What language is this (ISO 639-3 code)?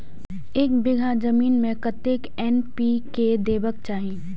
mai